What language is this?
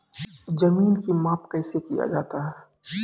Maithili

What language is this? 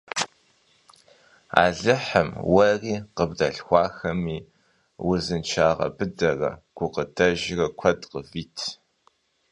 Kabardian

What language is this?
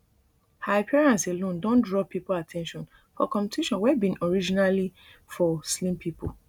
Nigerian Pidgin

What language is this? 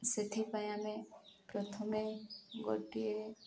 Odia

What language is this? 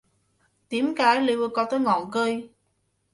Cantonese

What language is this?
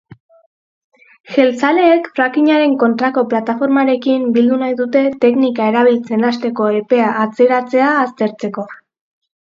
Basque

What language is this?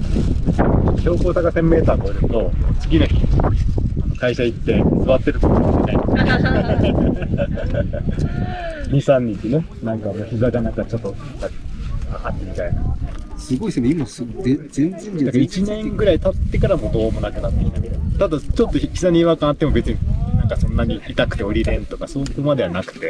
Japanese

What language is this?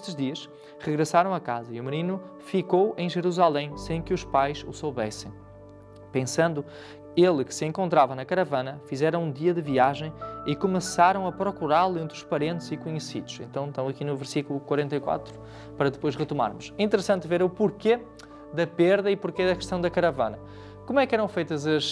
Portuguese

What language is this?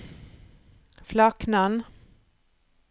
Norwegian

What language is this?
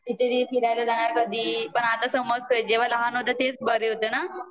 Marathi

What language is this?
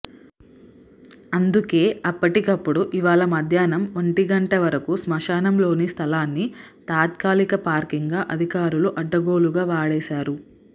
Telugu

